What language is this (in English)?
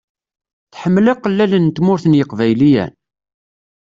Kabyle